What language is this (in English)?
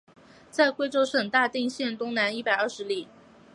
Chinese